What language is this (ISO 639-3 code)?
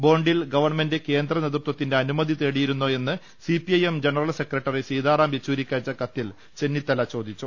mal